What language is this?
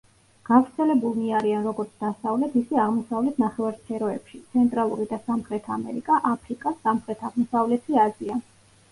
Georgian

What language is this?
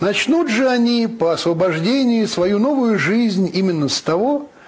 Russian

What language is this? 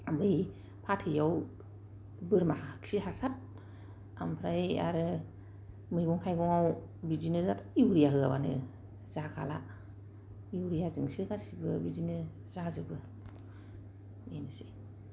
Bodo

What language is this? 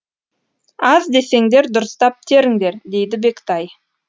Kazakh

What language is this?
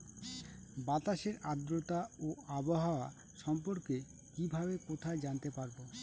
Bangla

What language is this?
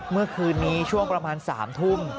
Thai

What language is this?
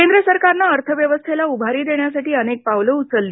Marathi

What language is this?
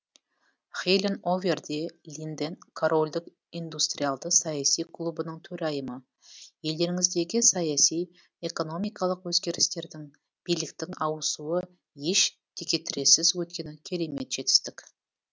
Kazakh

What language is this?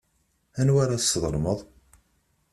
Kabyle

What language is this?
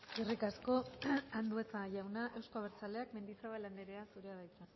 Basque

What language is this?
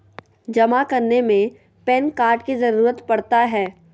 Magahi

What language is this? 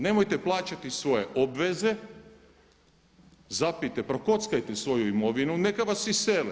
Croatian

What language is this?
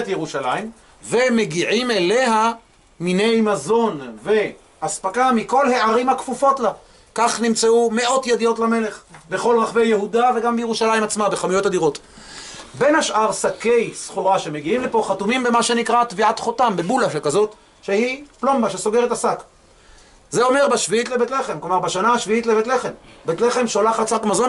Hebrew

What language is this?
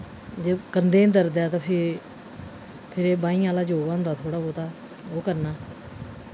Dogri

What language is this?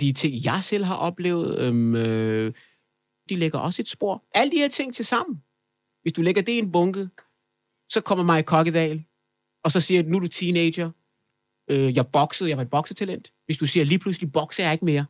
Danish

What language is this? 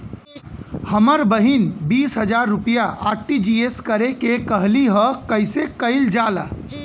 Bhojpuri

